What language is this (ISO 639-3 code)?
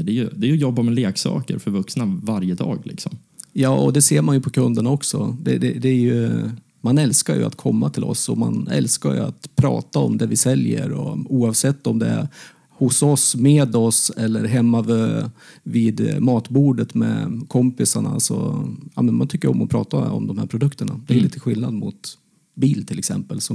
swe